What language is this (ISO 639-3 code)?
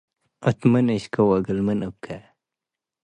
tig